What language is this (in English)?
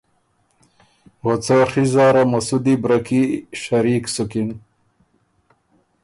Ormuri